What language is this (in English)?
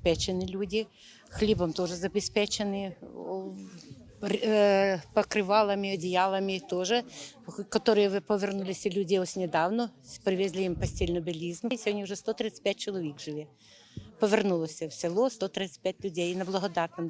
Ukrainian